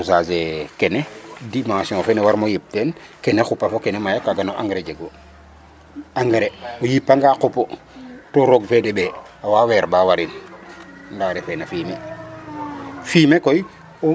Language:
Serer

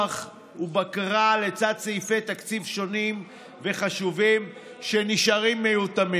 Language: Hebrew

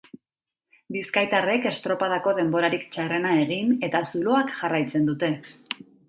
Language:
Basque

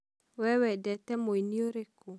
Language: Kikuyu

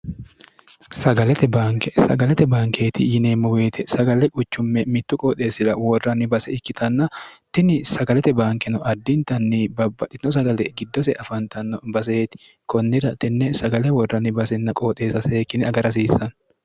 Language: Sidamo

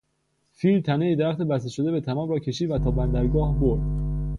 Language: Persian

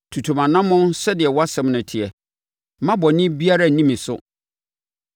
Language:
Akan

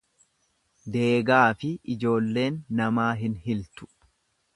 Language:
Oromo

